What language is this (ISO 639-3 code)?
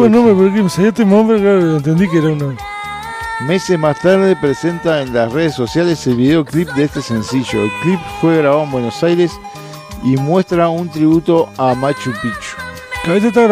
spa